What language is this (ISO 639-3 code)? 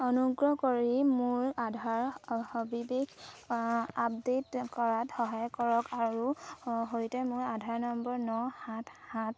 asm